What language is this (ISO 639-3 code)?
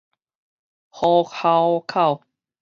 nan